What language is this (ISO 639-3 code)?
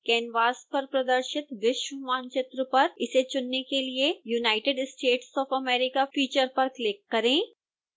hin